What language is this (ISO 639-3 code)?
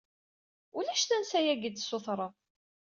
kab